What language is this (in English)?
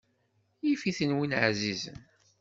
Kabyle